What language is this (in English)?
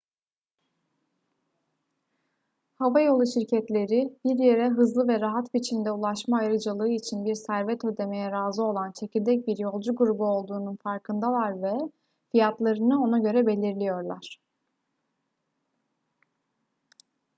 Turkish